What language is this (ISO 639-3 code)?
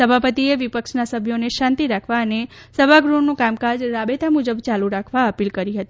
guj